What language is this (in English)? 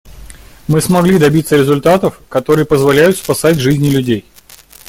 Russian